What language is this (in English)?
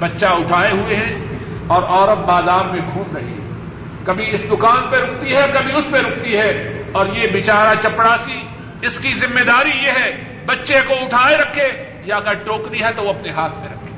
Urdu